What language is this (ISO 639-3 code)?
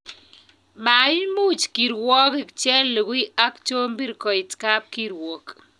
kln